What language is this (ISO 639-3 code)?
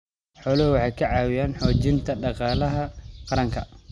som